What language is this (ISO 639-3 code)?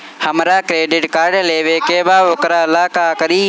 bho